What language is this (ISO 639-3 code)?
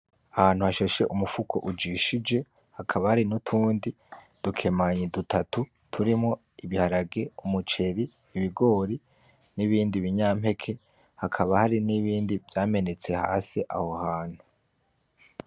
run